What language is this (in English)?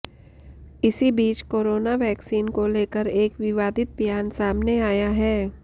Hindi